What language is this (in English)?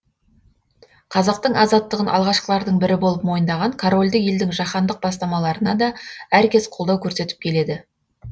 Kazakh